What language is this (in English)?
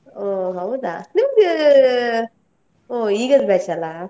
Kannada